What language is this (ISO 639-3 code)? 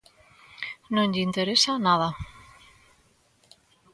glg